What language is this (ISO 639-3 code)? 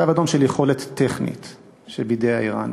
heb